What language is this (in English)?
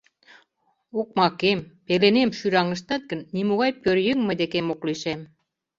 Mari